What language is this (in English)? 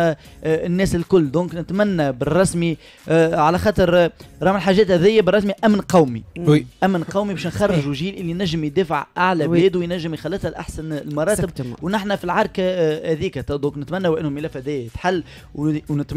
Arabic